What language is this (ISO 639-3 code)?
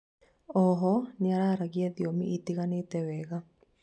kik